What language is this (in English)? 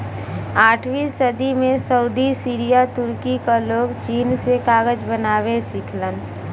Bhojpuri